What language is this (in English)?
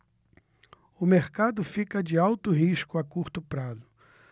Portuguese